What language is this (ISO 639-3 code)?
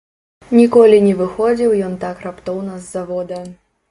bel